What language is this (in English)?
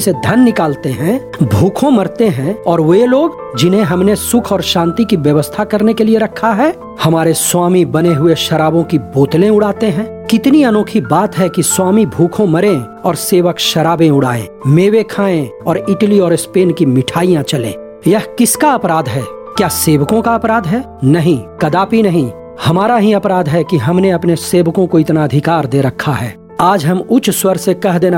Hindi